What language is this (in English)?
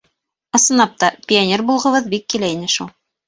Bashkir